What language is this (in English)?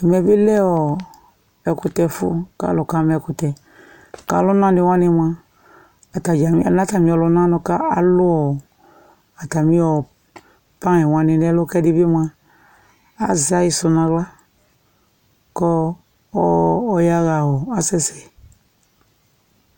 Ikposo